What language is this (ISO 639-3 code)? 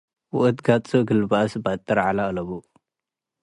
tig